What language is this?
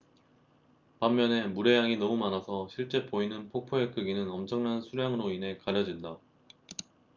Korean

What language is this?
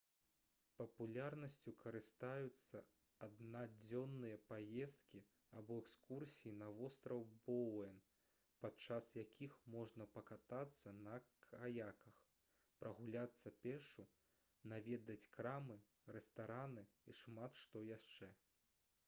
Belarusian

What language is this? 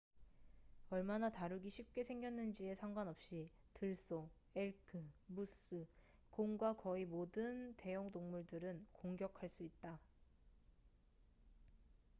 Korean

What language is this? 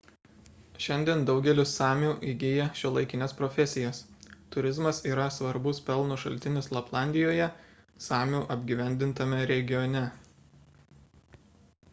Lithuanian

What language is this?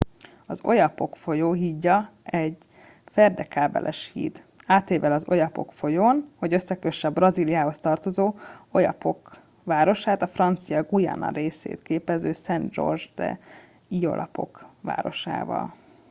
Hungarian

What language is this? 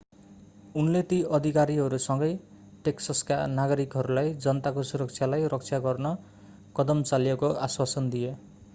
Nepali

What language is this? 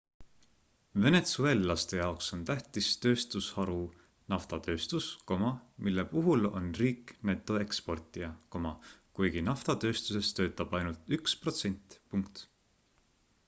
Estonian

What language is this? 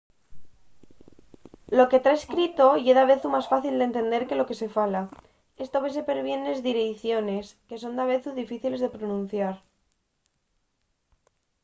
Asturian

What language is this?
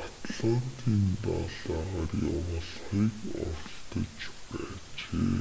Mongolian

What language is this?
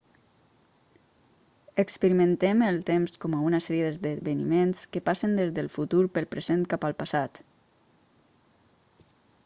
Catalan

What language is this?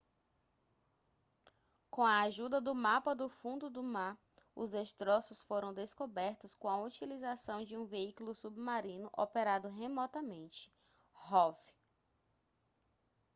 Portuguese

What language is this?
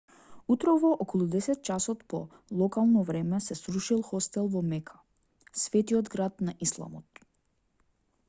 Macedonian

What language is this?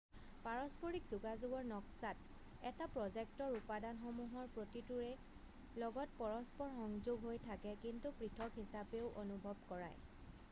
Assamese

